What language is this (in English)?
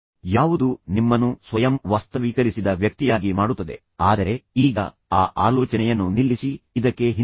Kannada